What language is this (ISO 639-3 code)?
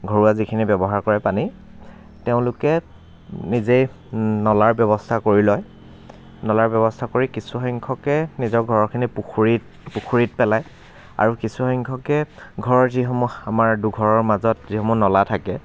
asm